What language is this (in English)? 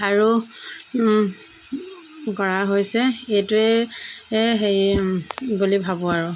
Assamese